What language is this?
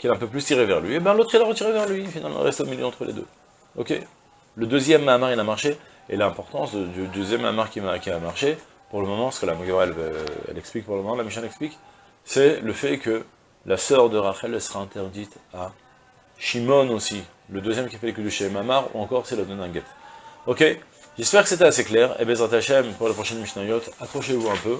French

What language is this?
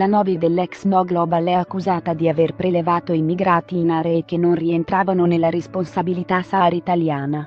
Italian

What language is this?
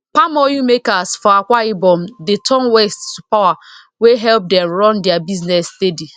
Nigerian Pidgin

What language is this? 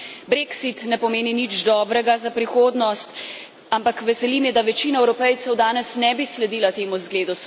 Slovenian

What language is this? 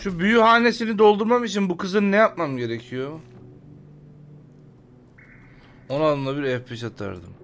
Turkish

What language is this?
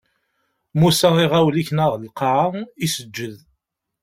Kabyle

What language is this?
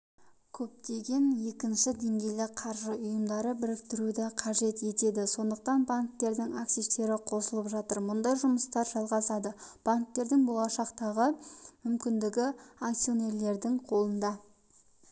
Kazakh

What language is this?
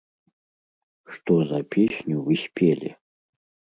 Belarusian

